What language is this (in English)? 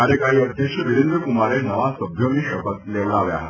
Gujarati